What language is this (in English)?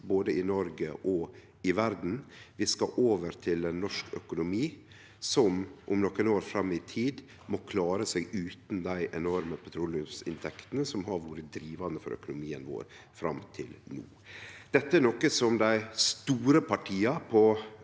Norwegian